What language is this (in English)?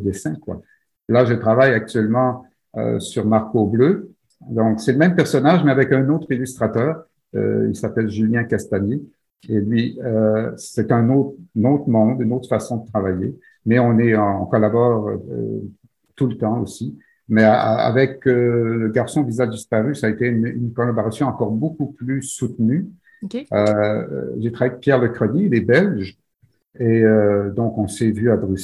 French